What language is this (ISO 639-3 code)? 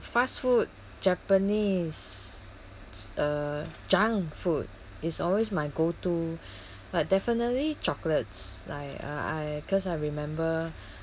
eng